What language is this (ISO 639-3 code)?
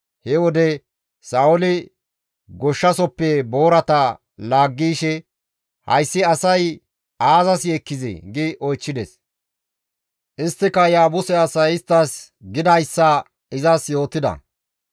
gmv